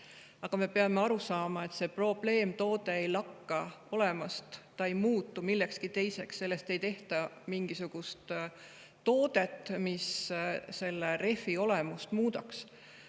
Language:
Estonian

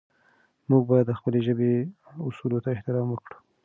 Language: Pashto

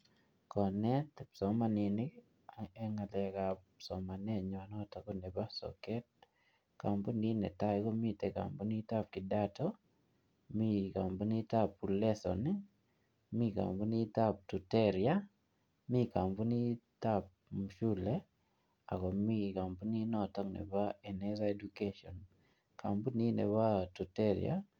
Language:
Kalenjin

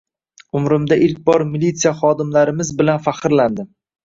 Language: Uzbek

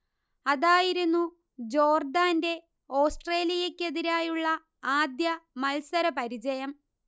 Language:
Malayalam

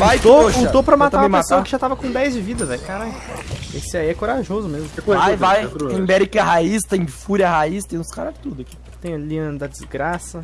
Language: Portuguese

